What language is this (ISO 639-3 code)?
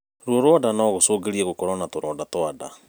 kik